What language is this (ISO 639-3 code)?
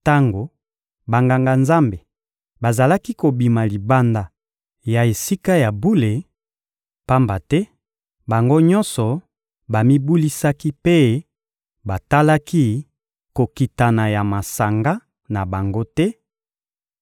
lin